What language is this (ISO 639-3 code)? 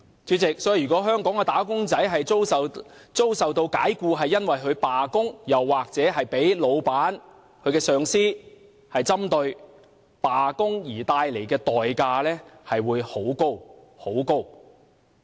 yue